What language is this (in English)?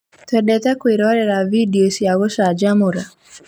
Kikuyu